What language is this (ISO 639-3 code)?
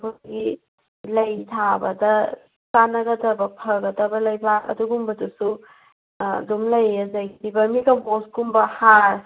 mni